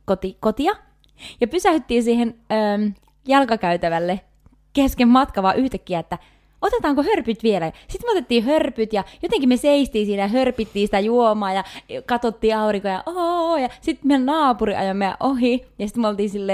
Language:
Finnish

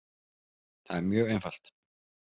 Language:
Icelandic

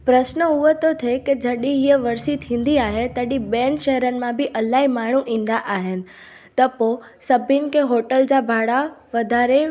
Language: Sindhi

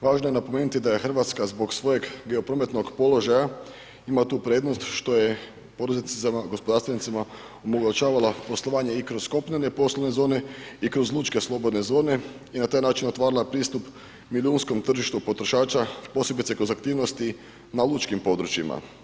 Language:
Croatian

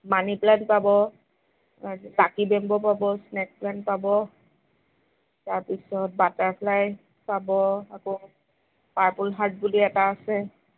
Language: Assamese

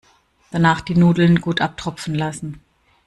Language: German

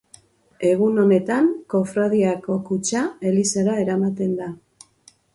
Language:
Basque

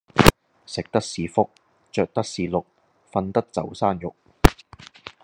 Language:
Cantonese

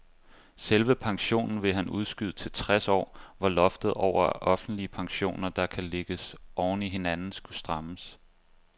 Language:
Danish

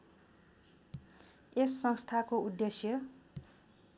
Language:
Nepali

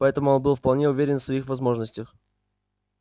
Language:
Russian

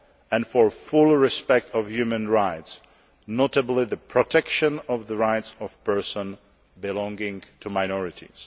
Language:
English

